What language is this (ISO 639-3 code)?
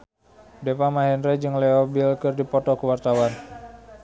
sun